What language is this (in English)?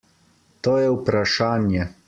Slovenian